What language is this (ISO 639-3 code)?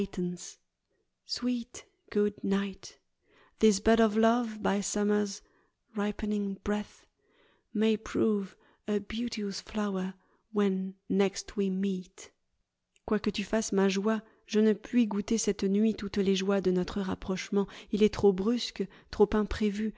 fra